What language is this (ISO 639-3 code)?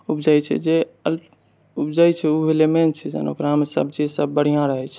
mai